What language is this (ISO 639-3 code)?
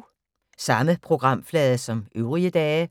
dan